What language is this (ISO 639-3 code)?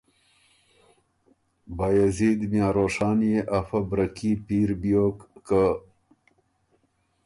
oru